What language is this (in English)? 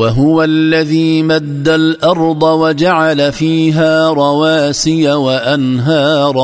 Arabic